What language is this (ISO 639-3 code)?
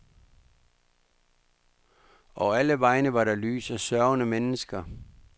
dan